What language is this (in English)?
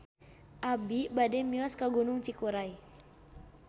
Sundanese